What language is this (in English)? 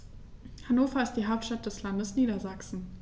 German